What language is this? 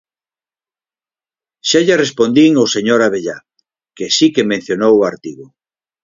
Galician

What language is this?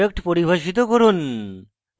Bangla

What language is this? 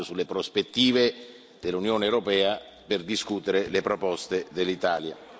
Italian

